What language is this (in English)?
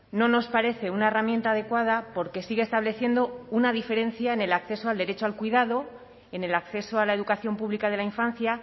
Spanish